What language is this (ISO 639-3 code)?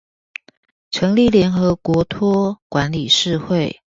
zho